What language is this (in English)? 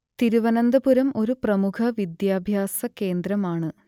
Malayalam